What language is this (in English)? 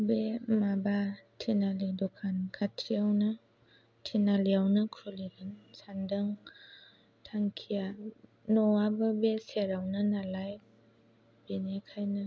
Bodo